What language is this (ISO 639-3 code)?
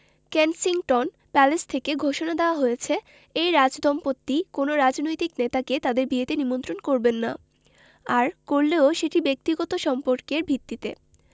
ben